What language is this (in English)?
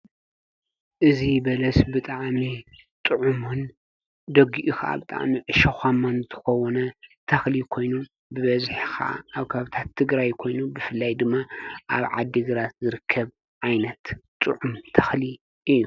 Tigrinya